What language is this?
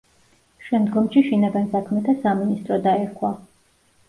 Georgian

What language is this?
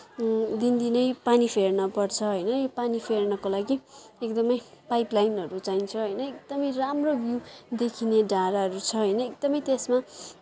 Nepali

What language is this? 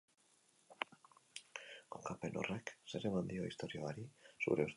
Basque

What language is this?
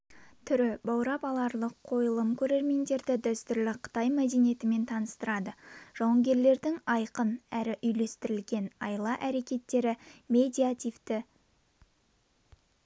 Kazakh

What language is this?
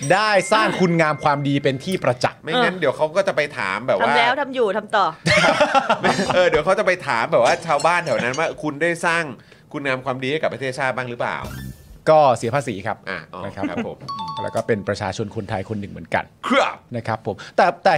Thai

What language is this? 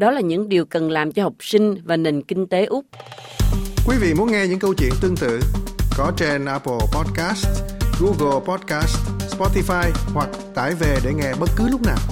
Vietnamese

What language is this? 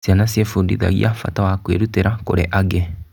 Kikuyu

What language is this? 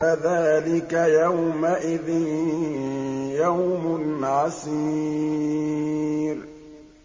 Arabic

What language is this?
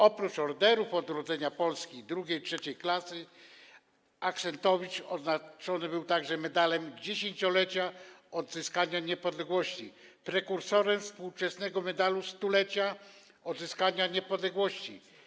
Polish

